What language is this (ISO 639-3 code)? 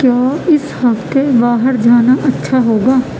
urd